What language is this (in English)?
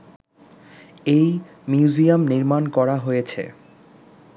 Bangla